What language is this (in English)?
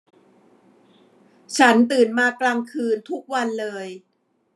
Thai